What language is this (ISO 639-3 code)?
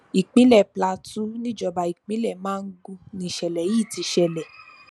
yor